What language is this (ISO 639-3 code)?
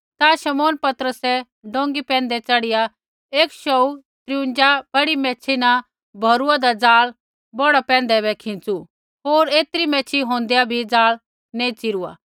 kfx